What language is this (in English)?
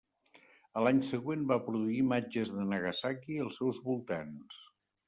Catalan